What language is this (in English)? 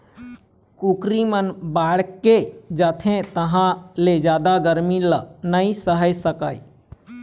Chhattisgarhi